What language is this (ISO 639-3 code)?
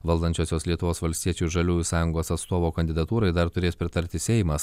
lit